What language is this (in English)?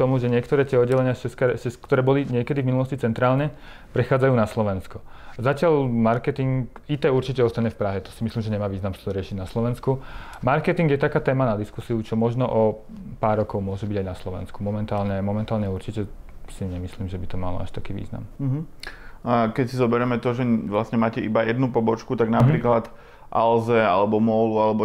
Slovak